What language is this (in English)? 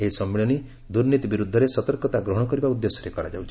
Odia